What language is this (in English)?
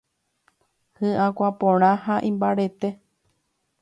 Guarani